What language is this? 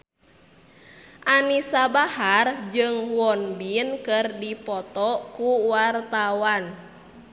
Sundanese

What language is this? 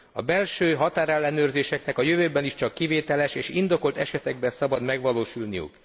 Hungarian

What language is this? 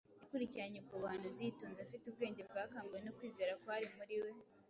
Kinyarwanda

